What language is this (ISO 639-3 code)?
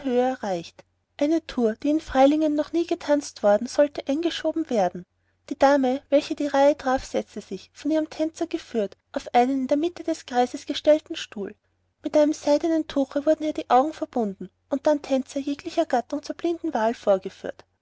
deu